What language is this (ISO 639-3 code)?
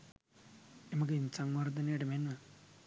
sin